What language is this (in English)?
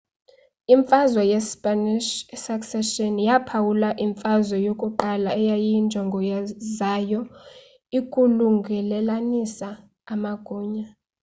Xhosa